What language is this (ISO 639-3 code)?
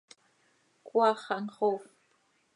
sei